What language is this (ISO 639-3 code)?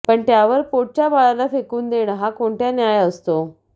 mar